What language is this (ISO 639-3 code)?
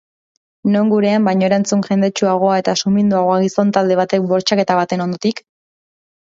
eus